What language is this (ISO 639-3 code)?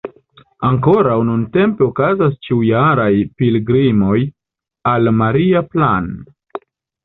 epo